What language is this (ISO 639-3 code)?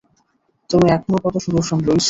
ben